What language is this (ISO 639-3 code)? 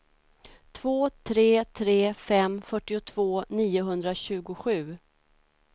swe